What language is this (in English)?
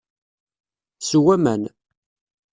Kabyle